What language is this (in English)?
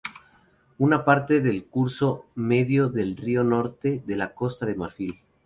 Spanish